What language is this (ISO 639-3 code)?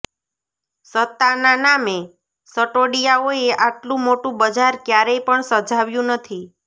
guj